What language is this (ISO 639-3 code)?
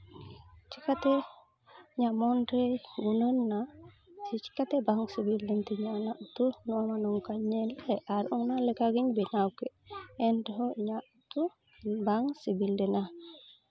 sat